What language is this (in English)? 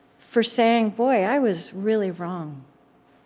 English